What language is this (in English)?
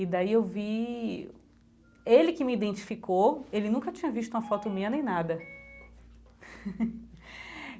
Portuguese